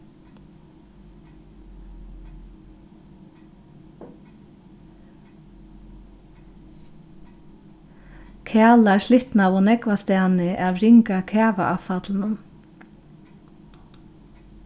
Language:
Faroese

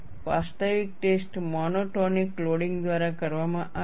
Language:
Gujarati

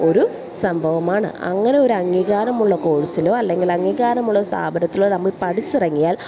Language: Malayalam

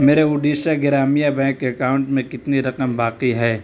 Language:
Urdu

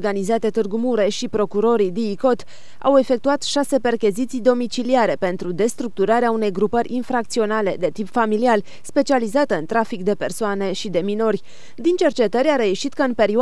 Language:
Romanian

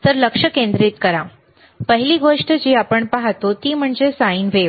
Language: Marathi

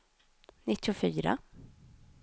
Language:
Swedish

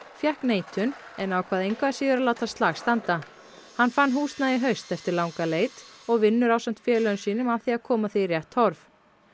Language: Icelandic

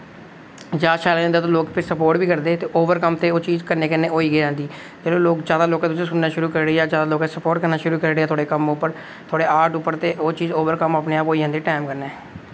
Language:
Dogri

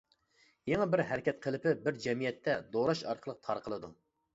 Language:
Uyghur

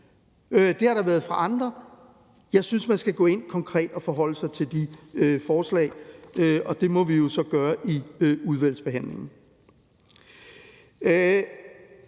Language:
Danish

